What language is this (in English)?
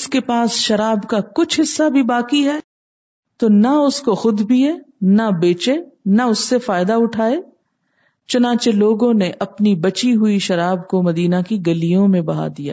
Urdu